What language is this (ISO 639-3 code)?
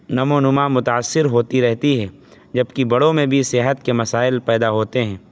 urd